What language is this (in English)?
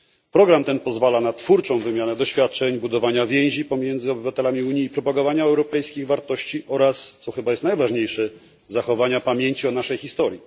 Polish